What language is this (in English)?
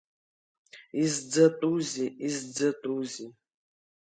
Abkhazian